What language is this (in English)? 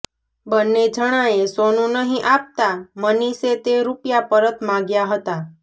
Gujarati